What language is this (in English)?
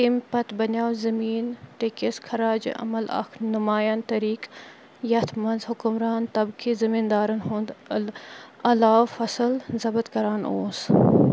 Kashmiri